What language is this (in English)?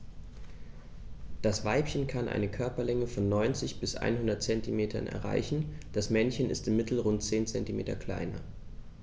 German